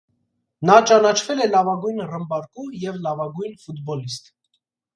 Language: Armenian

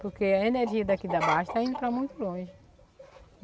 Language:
Portuguese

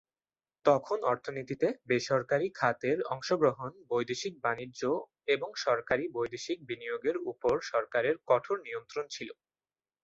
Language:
Bangla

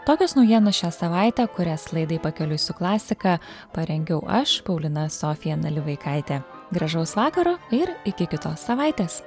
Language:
Lithuanian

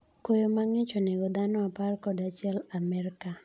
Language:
Luo (Kenya and Tanzania)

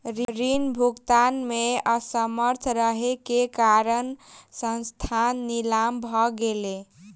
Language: Maithili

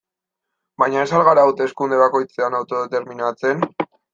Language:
Basque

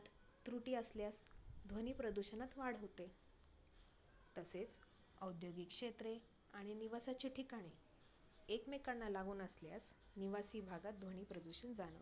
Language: Marathi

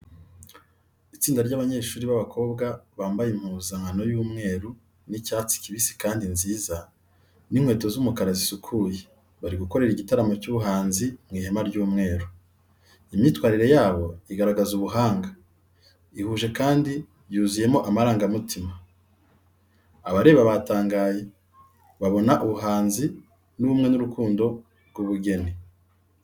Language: Kinyarwanda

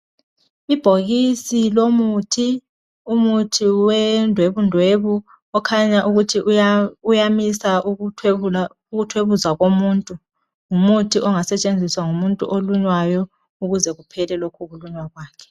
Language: North Ndebele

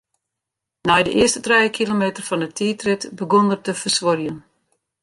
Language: Western Frisian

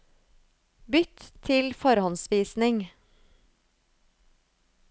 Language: Norwegian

